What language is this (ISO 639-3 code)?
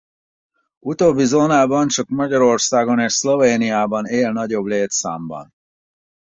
hun